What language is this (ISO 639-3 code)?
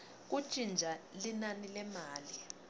ssw